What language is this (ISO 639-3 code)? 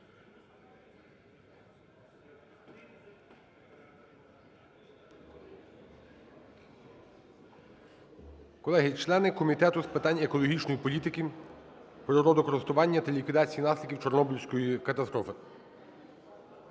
ukr